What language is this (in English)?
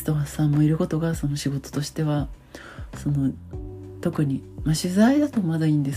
Japanese